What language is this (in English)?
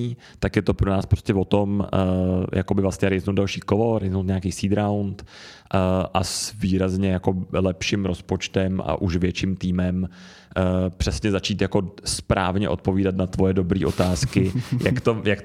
Czech